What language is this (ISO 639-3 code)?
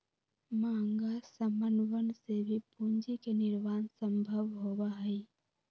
mag